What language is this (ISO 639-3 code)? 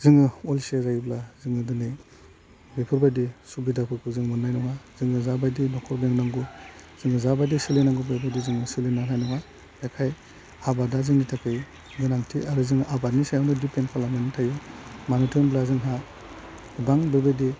brx